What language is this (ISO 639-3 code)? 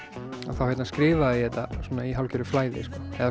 isl